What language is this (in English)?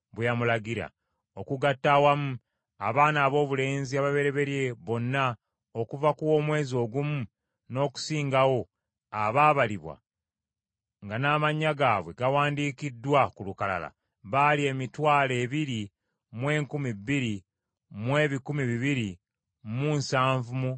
Ganda